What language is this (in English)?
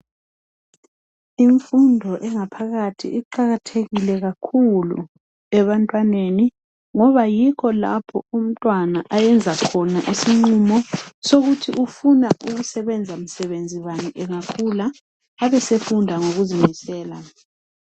North Ndebele